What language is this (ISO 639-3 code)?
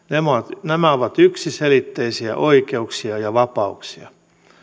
fin